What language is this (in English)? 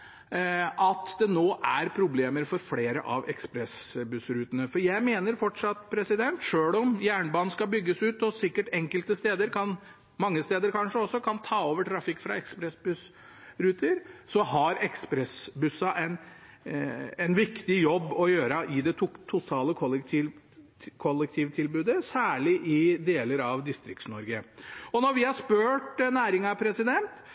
Norwegian Bokmål